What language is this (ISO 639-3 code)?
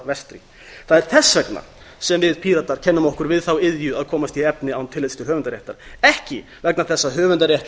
isl